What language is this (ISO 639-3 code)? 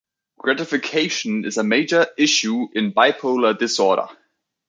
eng